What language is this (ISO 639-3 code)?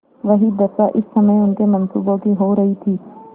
hin